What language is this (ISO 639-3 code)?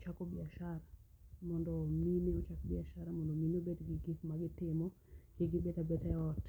luo